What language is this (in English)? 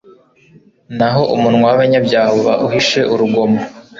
Kinyarwanda